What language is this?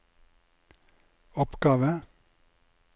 Norwegian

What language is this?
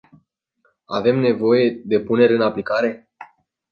Romanian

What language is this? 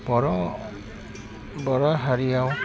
Bodo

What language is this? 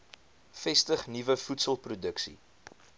Afrikaans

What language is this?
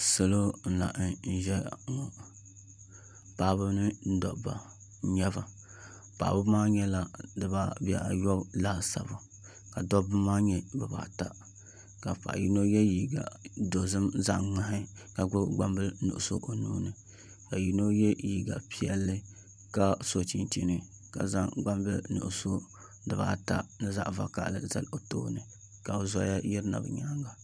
Dagbani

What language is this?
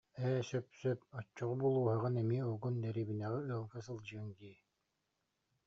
Yakut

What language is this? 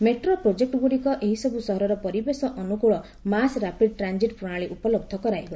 Odia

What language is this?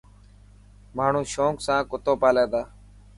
Dhatki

